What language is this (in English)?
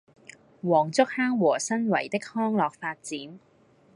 Cantonese